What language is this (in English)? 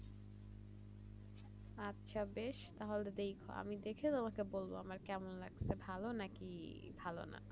Bangla